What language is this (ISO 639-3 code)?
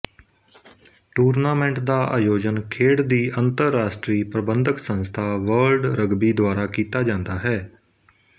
pan